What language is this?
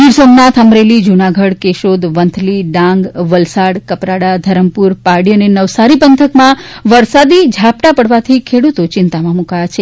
Gujarati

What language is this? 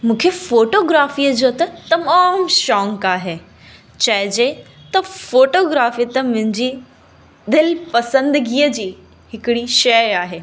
Sindhi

